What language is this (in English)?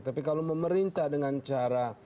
Indonesian